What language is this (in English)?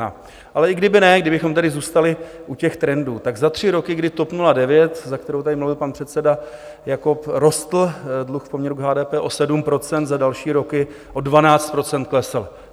Czech